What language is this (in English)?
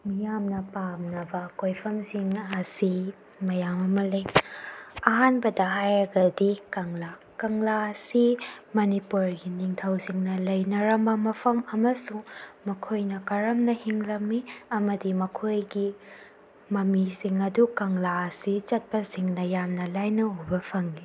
Manipuri